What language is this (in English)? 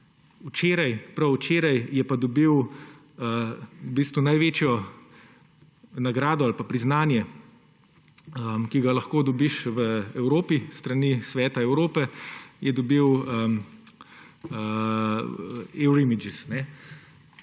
Slovenian